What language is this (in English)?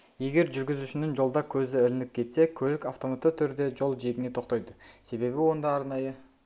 Kazakh